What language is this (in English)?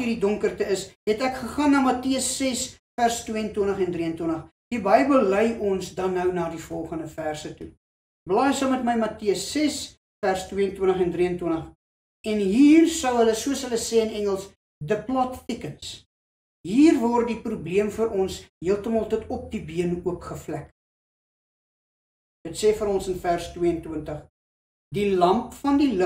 Dutch